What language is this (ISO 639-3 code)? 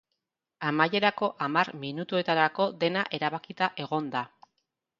eus